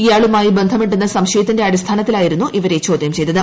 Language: Malayalam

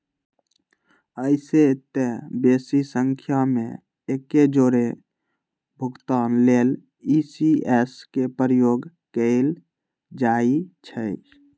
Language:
Magahi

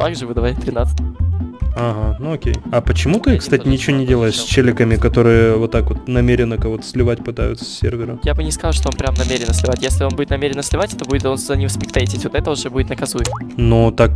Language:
Russian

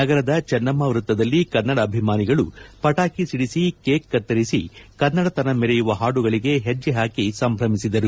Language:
Kannada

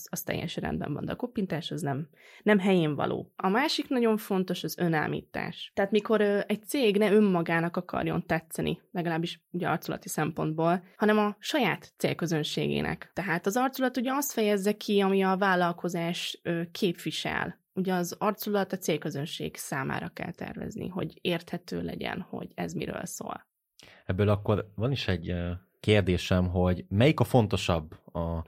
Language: Hungarian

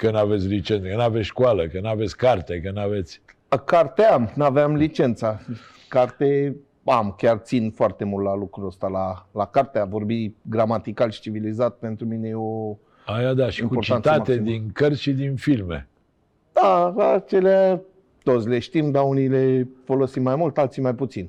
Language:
Romanian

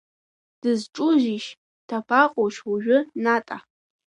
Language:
Abkhazian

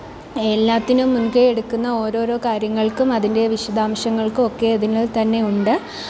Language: Malayalam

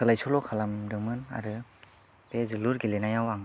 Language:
Bodo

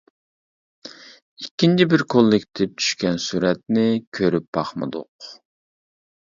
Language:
Uyghur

